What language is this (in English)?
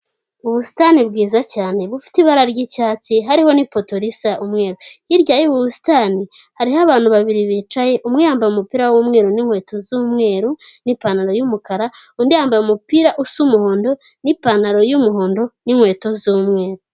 Kinyarwanda